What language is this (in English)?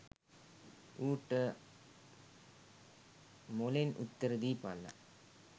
Sinhala